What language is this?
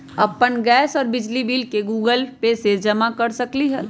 Magahi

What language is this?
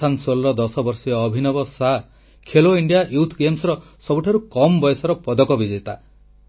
Odia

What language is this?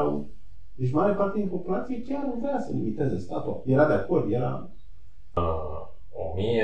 Romanian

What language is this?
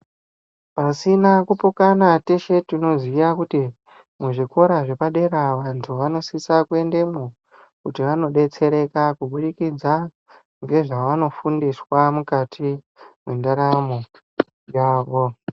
Ndau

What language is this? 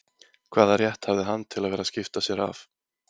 Icelandic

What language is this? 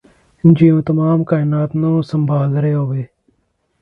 Punjabi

